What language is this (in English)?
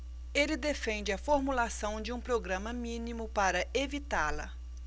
Portuguese